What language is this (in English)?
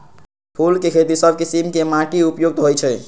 Magahi